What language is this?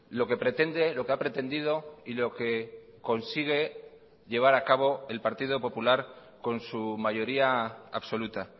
Spanish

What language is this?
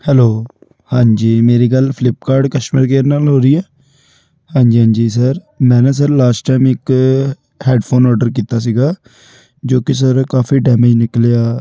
Punjabi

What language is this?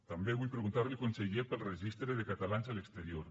Catalan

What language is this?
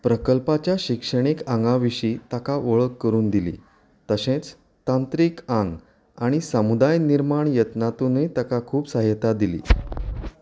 Konkani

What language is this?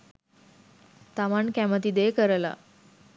Sinhala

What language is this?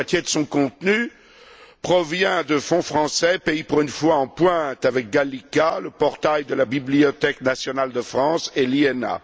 French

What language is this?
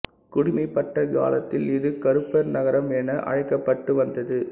Tamil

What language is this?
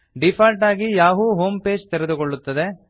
Kannada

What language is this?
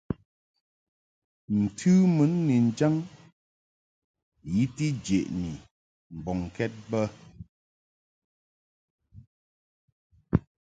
Mungaka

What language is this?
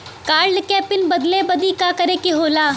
Bhojpuri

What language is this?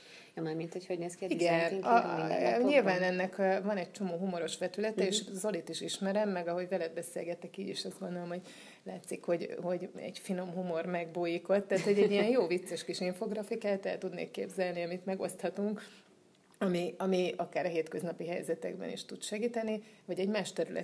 Hungarian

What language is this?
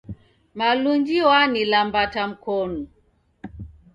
Taita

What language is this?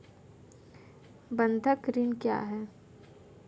Hindi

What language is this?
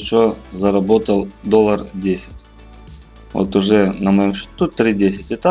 Russian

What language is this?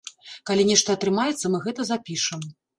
Belarusian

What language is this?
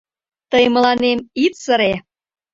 Mari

